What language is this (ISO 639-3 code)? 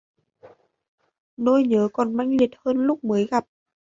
vie